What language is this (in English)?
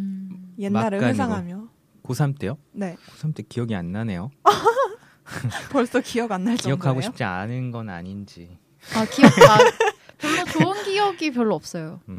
Korean